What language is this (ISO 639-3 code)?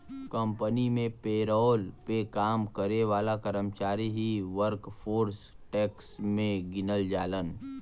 bho